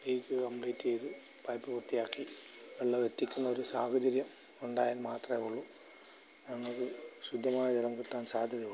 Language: Malayalam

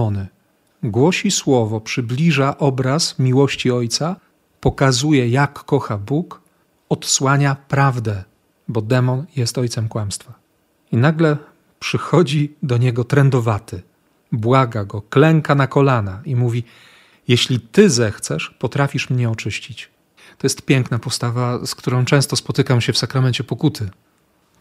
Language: Polish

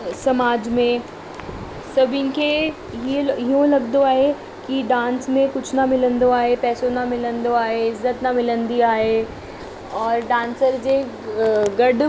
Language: Sindhi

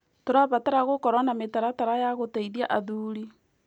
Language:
Kikuyu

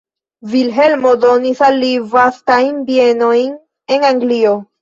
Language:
Esperanto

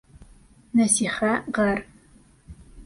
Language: Bashkir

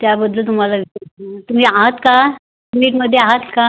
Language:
Marathi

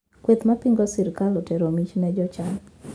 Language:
Luo (Kenya and Tanzania)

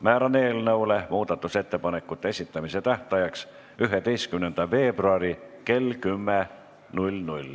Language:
Estonian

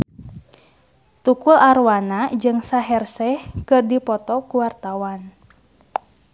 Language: Sundanese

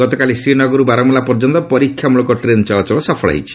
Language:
Odia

